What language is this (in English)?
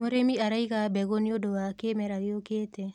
Kikuyu